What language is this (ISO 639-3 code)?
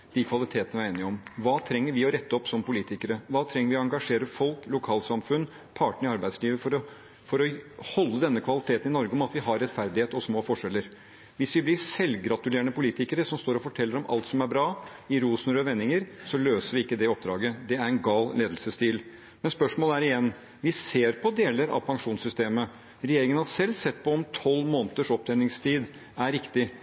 nob